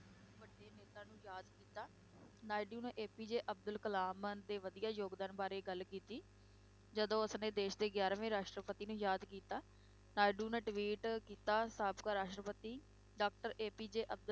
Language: Punjabi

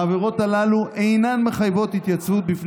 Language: Hebrew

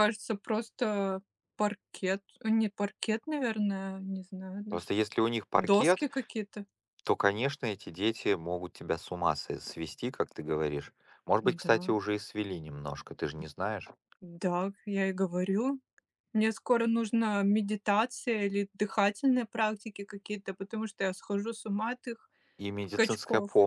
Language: Russian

